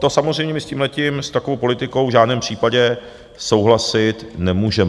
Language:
Czech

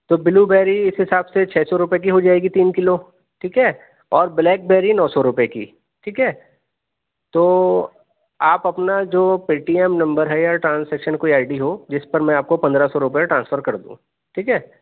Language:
Urdu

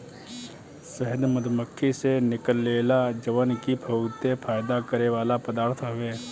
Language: Bhojpuri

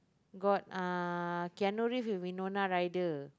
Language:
English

